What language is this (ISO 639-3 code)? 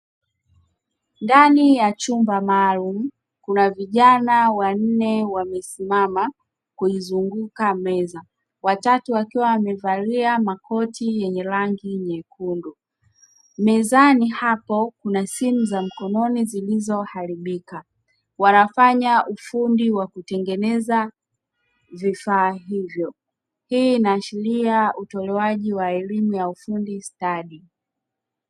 swa